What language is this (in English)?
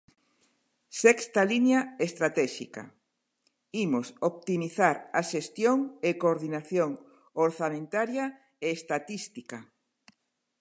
Galician